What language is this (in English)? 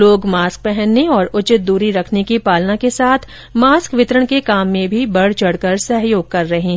Hindi